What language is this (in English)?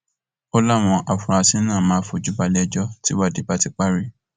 Yoruba